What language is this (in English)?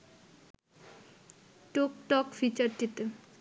Bangla